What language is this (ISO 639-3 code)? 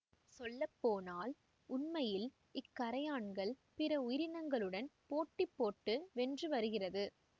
tam